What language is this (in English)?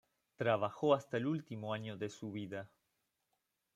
Spanish